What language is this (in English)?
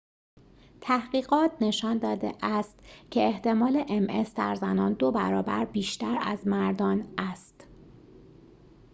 Persian